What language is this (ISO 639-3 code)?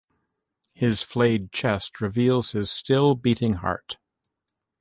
eng